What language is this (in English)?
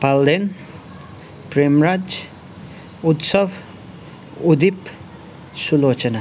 Nepali